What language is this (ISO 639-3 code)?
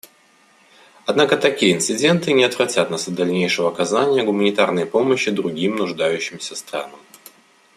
rus